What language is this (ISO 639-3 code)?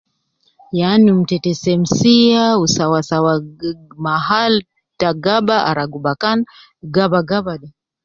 kcn